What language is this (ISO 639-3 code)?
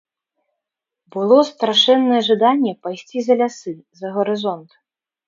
bel